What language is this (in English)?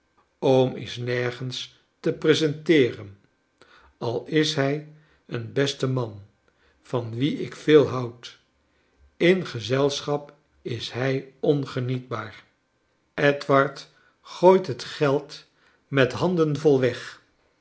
Dutch